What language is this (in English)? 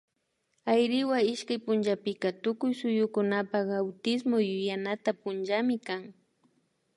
Imbabura Highland Quichua